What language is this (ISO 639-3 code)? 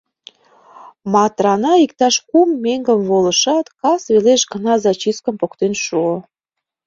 chm